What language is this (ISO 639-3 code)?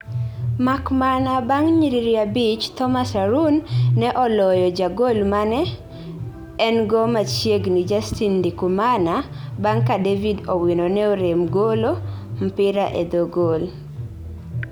luo